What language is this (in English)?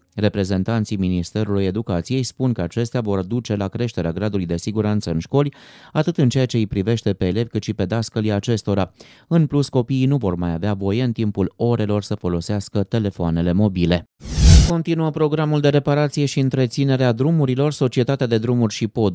Romanian